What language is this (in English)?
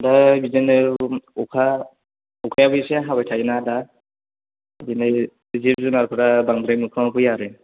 Bodo